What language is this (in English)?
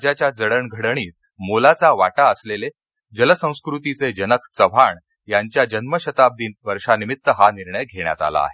Marathi